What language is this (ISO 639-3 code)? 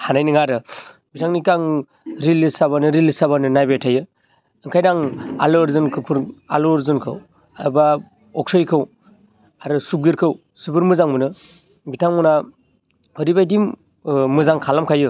brx